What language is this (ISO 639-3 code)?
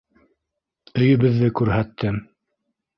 bak